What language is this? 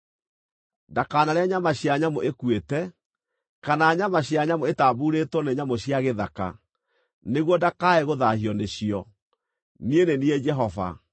Kikuyu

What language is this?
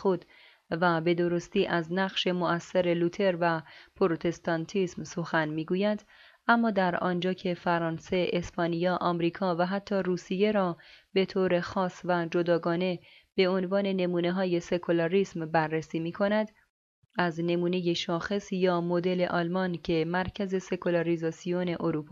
Persian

